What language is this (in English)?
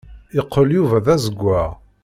Kabyle